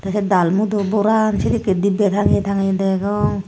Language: Chakma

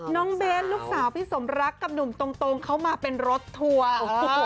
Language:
Thai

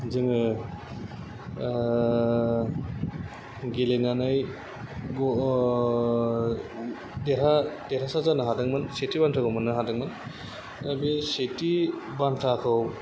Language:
Bodo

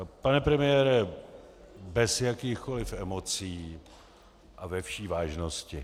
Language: Czech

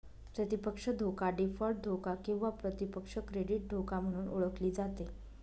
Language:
Marathi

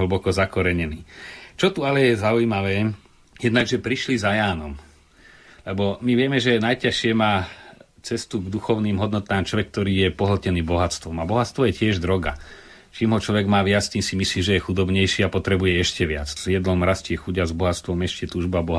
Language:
Slovak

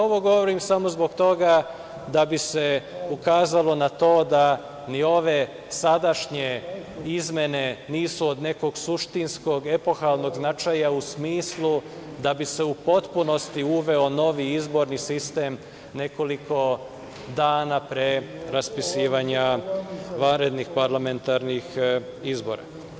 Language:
Serbian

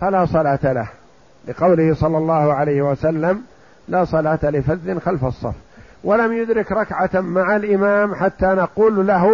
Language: Arabic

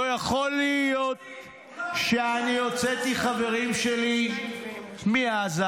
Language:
Hebrew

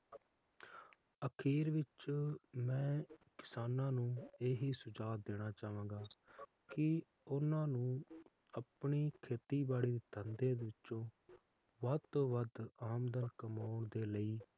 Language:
Punjabi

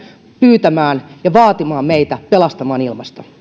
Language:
Finnish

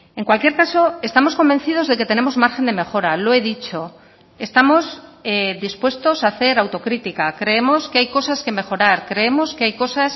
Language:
Spanish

